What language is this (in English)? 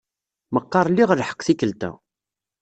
Kabyle